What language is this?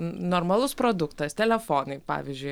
Lithuanian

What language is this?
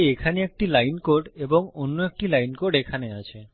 Bangla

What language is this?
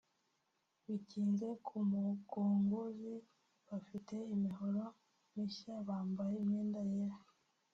Kinyarwanda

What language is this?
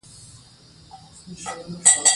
Pashto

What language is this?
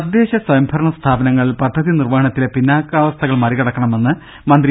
Malayalam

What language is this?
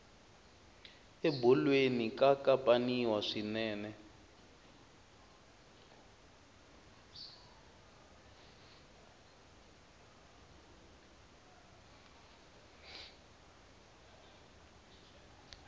Tsonga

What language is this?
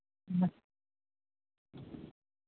Santali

